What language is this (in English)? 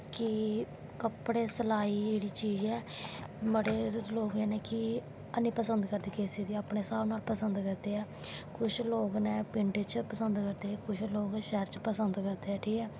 Dogri